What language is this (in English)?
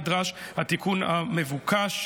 Hebrew